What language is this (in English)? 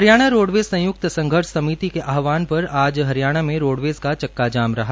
Hindi